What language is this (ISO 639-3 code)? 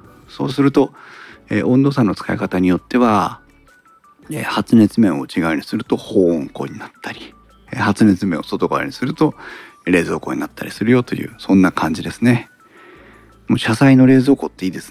jpn